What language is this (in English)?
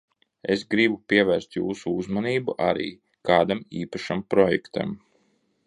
Latvian